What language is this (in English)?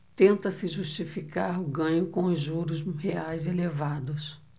Portuguese